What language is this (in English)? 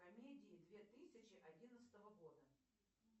Russian